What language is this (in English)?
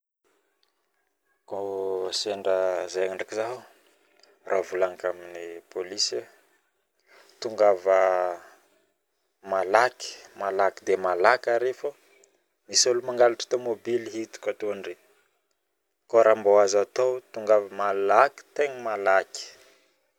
Northern Betsimisaraka Malagasy